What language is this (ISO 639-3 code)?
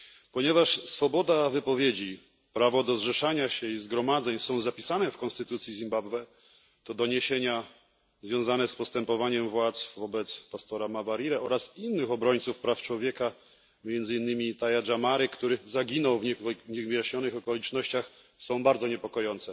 pol